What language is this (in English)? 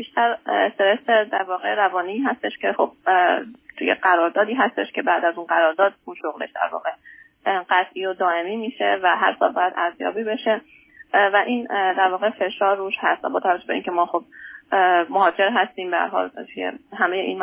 Persian